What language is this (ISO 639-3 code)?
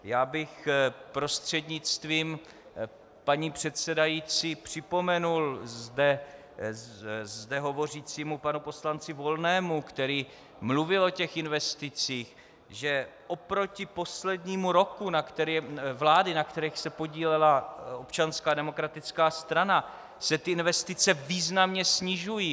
ces